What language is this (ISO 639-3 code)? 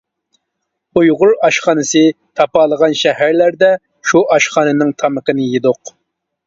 uig